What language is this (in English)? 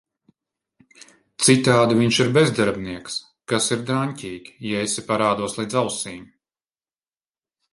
Latvian